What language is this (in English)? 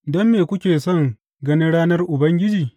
Hausa